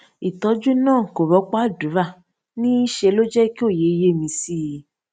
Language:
Yoruba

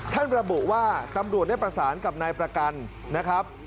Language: Thai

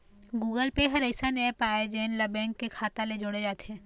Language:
Chhattisgarhi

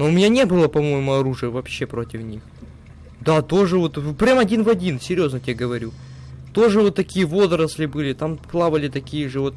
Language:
Russian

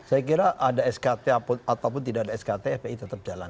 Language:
Indonesian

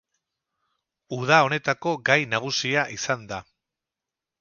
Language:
Basque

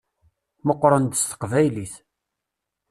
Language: Kabyle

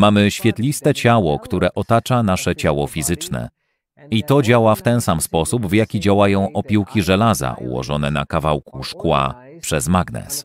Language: Polish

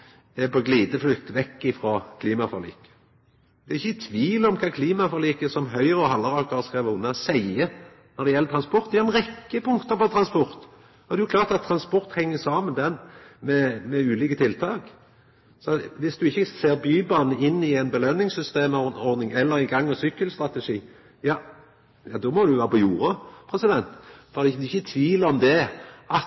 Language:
Norwegian Nynorsk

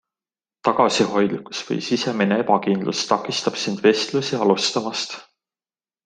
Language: Estonian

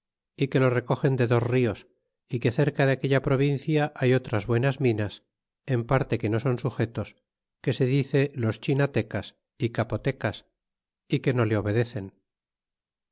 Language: Spanish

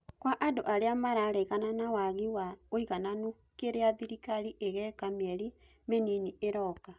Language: Kikuyu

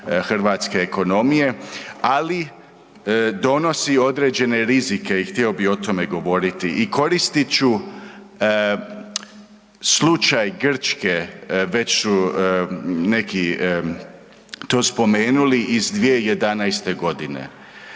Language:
Croatian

